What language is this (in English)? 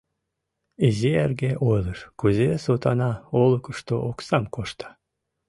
Mari